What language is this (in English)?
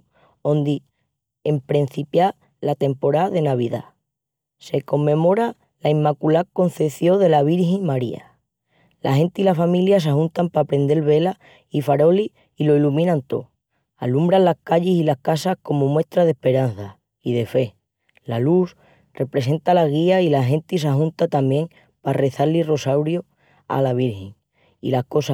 Extremaduran